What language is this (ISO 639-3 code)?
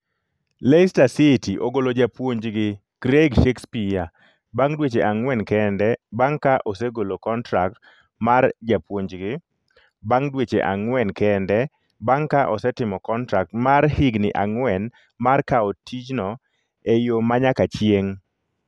luo